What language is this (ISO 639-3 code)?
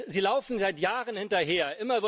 deu